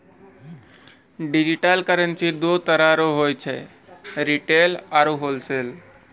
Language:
Maithili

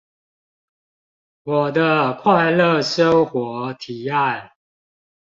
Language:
Chinese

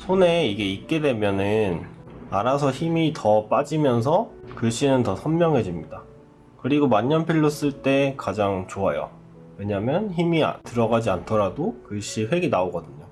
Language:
Korean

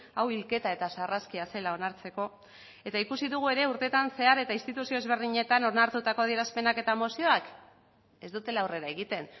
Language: Basque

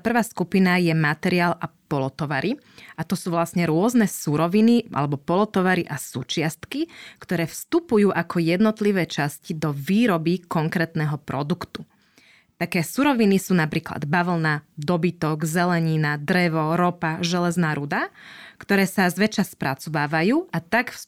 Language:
Slovak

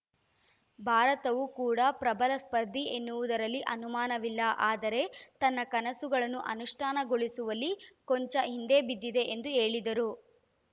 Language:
Kannada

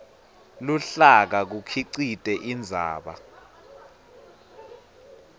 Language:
Swati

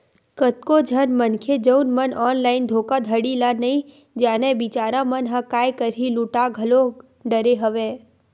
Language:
Chhattisgarhi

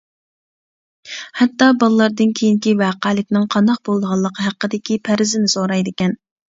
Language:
Uyghur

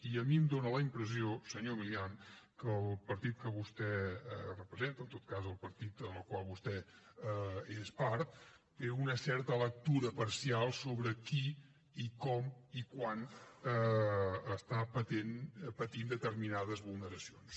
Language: Catalan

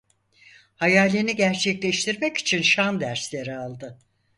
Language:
Turkish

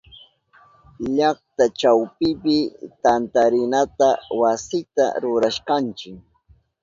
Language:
Southern Pastaza Quechua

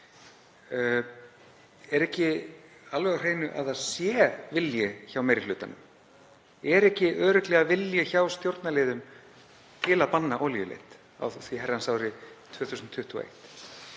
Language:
Icelandic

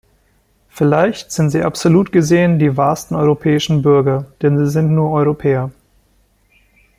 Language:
German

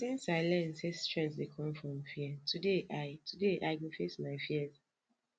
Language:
Nigerian Pidgin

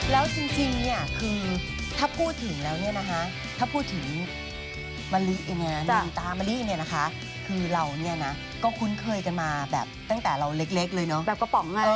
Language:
Thai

